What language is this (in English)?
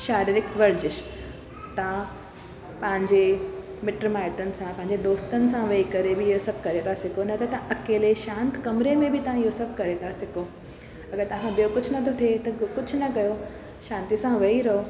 Sindhi